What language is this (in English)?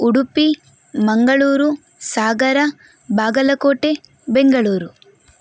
Kannada